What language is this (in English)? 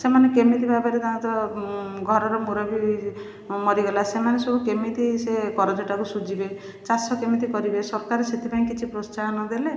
Odia